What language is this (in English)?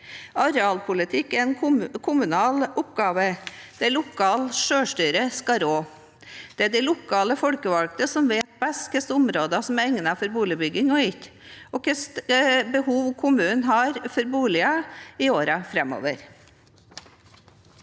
Norwegian